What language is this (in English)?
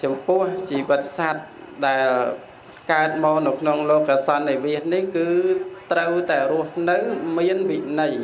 Vietnamese